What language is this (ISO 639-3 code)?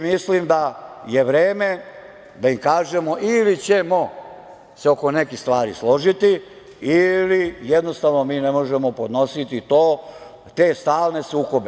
srp